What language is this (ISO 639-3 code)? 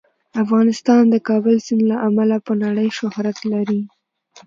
pus